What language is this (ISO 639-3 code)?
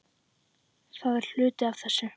isl